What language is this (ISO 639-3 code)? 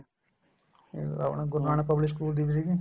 pan